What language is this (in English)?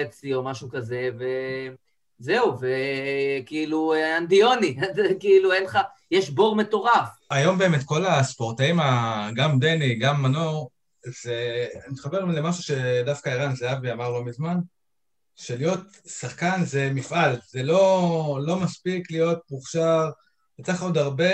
Hebrew